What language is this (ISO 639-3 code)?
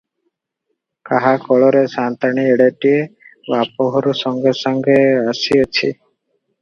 ori